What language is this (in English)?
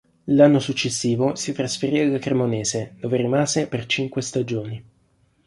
Italian